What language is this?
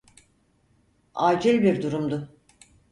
Turkish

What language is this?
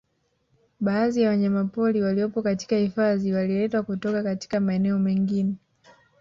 Swahili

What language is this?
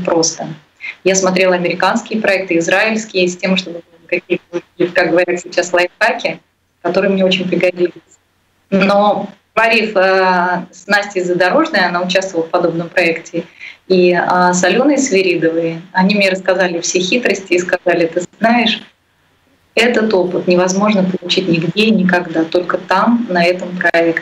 Russian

